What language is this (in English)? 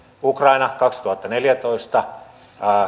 Finnish